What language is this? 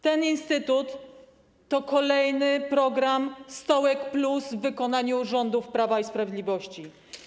Polish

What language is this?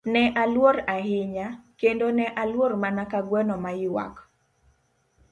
Luo (Kenya and Tanzania)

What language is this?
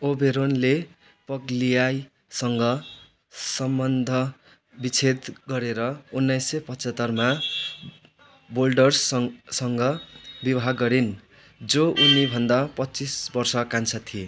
Nepali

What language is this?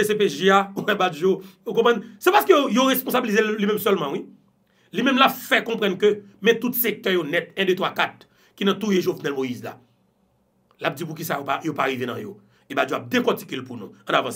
French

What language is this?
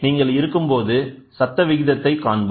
Tamil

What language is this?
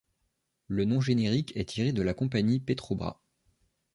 French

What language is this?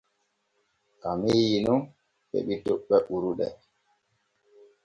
Borgu Fulfulde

